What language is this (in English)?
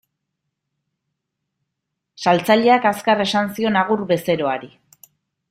Basque